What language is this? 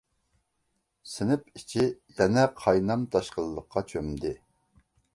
Uyghur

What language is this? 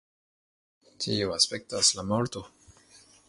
Esperanto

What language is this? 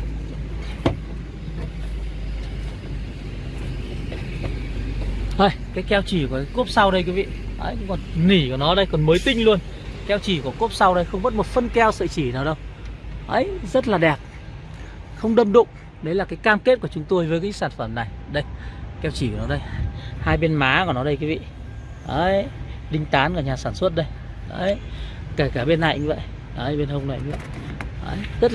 Vietnamese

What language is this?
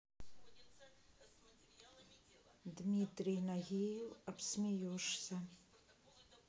Russian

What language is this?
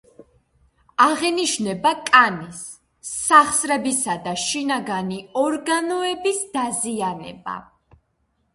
Georgian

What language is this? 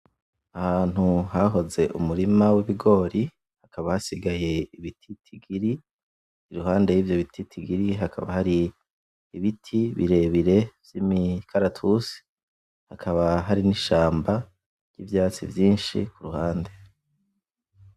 Rundi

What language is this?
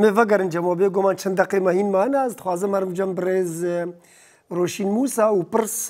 Persian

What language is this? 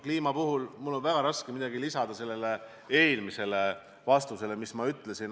Estonian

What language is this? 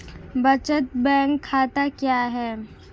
Hindi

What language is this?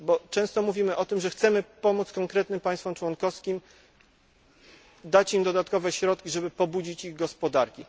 Polish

